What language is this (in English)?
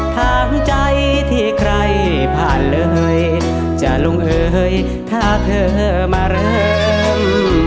Thai